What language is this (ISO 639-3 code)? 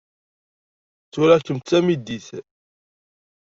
kab